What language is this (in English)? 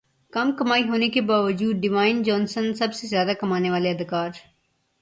Urdu